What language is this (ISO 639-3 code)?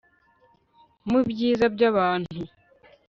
kin